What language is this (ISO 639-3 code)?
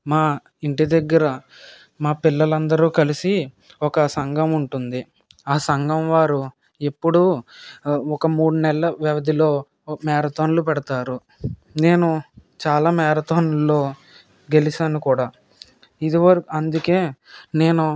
tel